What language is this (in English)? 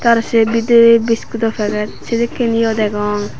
Chakma